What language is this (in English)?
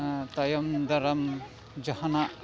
Santali